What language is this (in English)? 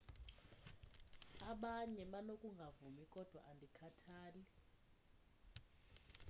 Xhosa